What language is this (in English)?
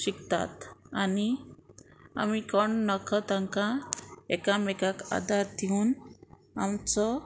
Konkani